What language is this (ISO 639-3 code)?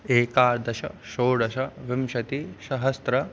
san